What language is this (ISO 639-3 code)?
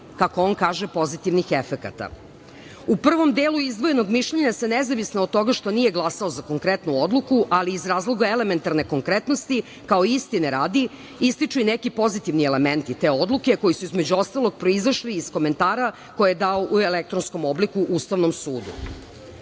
srp